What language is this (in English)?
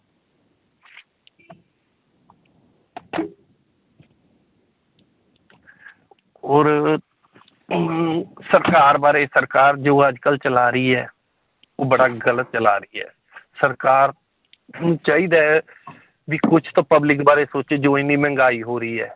Punjabi